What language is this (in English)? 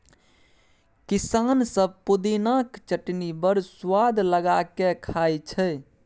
Maithili